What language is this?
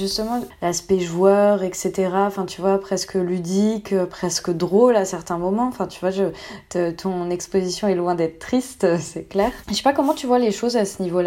French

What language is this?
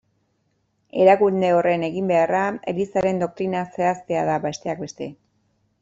Basque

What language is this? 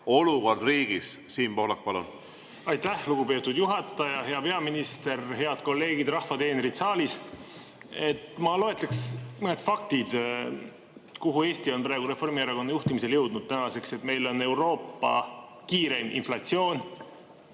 Estonian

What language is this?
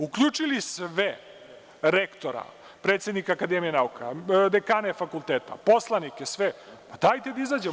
Serbian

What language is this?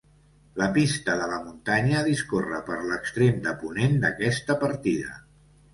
Catalan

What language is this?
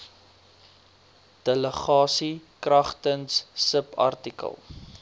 Afrikaans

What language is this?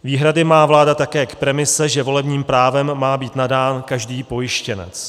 Czech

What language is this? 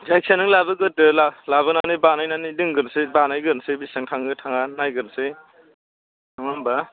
Bodo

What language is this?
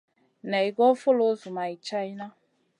Masana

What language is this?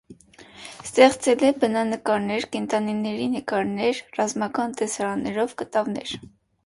Armenian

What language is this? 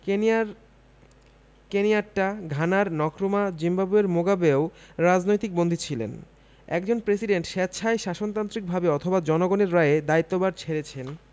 Bangla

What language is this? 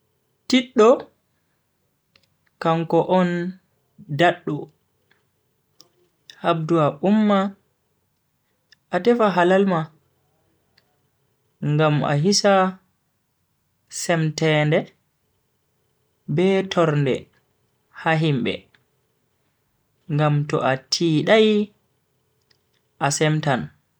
Bagirmi Fulfulde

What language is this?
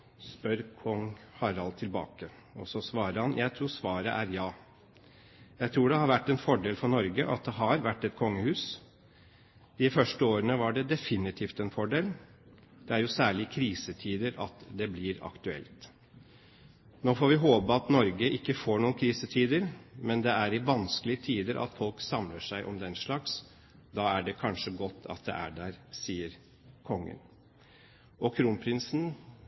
Norwegian Bokmål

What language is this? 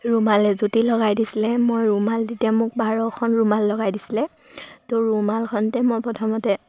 Assamese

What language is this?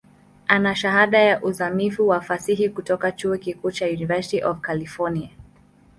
Swahili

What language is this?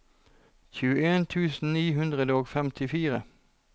Norwegian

